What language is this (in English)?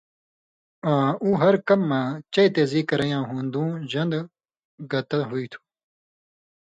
Indus Kohistani